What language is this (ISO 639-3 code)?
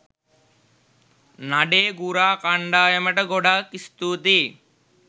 sin